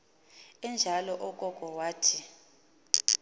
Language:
Xhosa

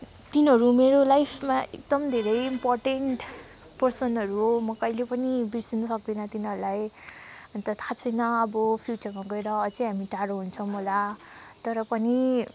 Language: Nepali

